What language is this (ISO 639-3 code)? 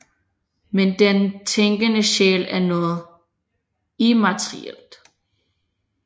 dan